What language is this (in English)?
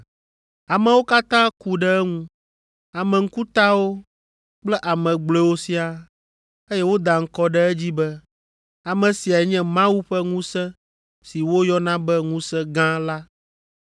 Ewe